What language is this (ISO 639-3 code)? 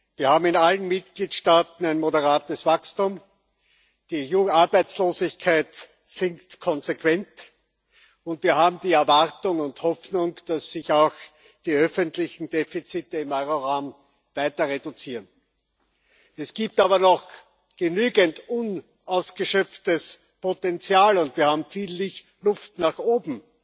deu